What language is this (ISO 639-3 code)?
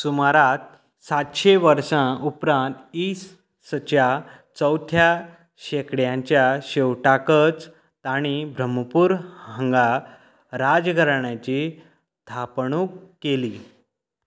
kok